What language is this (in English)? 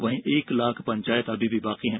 Hindi